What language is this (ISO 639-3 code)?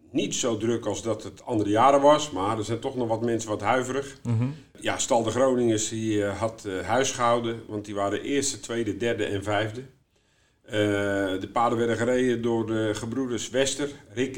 nld